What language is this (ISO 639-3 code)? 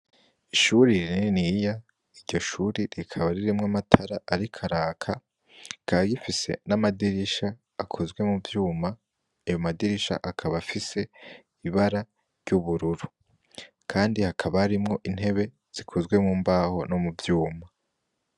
run